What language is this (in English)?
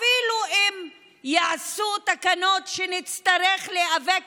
Hebrew